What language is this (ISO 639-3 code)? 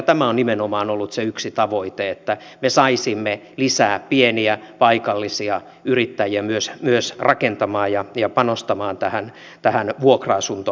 fin